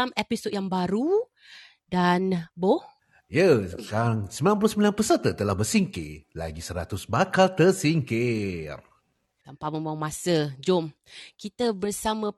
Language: Malay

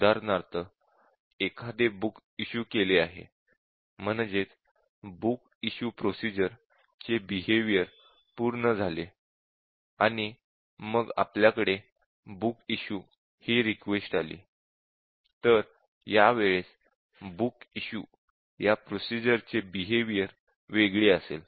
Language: Marathi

